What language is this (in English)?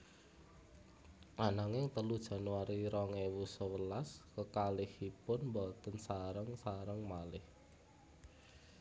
Javanese